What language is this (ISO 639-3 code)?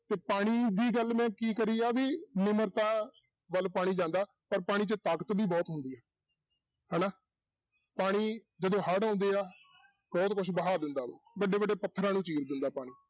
pan